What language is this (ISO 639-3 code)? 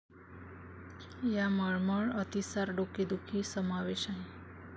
mar